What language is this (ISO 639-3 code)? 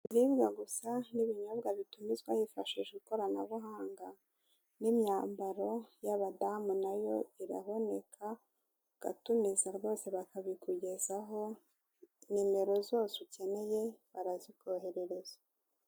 kin